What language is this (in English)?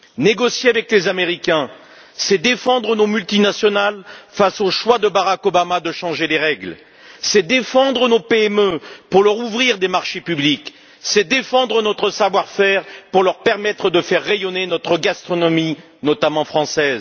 French